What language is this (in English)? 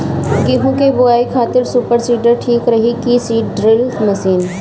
Bhojpuri